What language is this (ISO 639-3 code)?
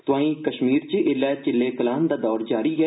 doi